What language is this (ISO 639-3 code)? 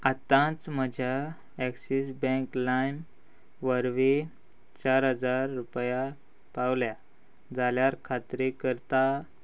kok